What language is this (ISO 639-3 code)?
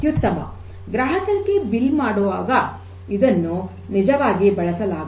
kan